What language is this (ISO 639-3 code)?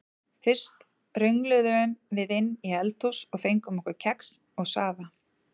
isl